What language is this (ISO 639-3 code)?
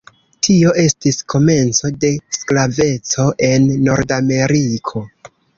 epo